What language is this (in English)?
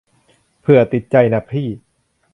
Thai